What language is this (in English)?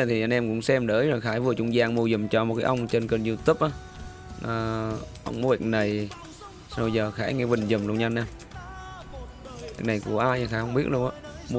Vietnamese